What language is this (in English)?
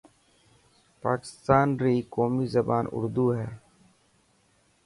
Dhatki